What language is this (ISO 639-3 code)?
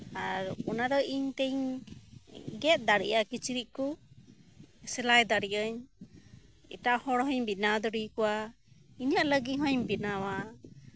sat